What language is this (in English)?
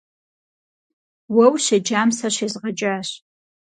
Kabardian